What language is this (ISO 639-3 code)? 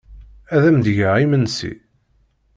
kab